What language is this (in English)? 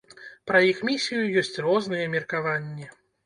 Belarusian